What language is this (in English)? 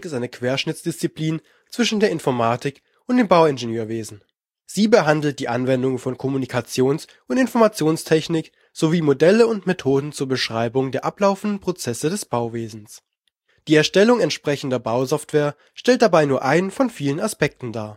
German